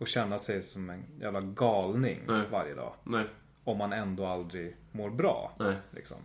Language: Swedish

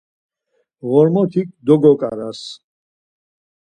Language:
Laz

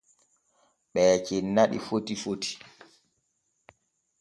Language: Borgu Fulfulde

